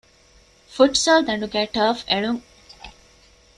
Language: Divehi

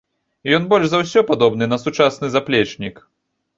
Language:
Belarusian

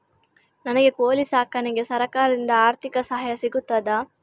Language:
Kannada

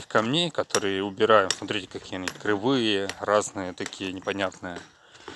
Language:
Russian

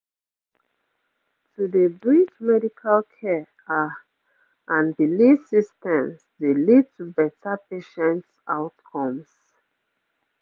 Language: Nigerian Pidgin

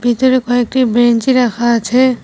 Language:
Bangla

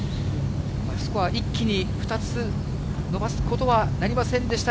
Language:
Japanese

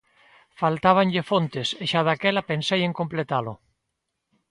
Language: Galician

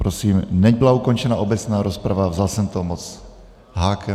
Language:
Czech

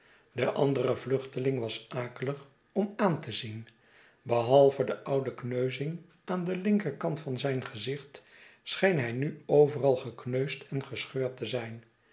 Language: Dutch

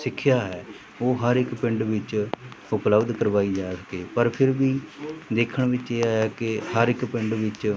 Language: Punjabi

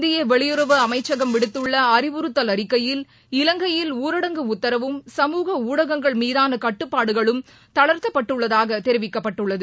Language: Tamil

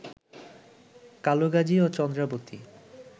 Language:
Bangla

